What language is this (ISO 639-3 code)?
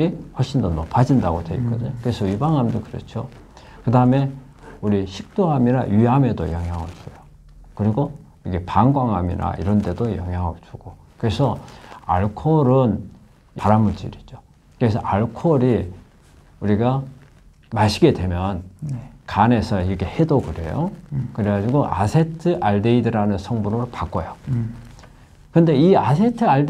kor